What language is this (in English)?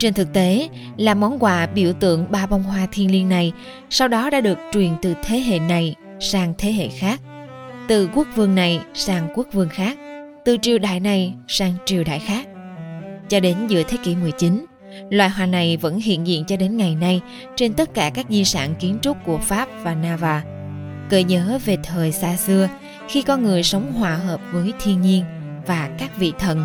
Vietnamese